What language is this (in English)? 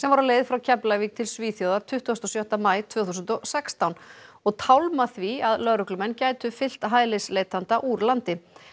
Icelandic